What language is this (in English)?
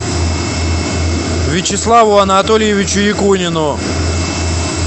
Russian